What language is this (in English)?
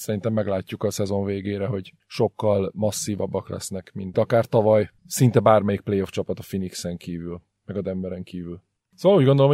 Hungarian